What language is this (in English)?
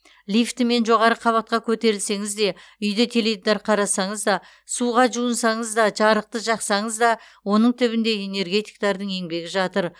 Kazakh